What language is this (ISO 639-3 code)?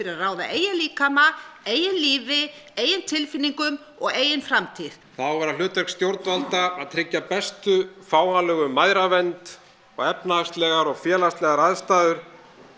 isl